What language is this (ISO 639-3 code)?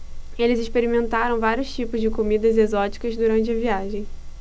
por